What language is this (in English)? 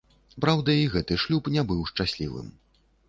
Belarusian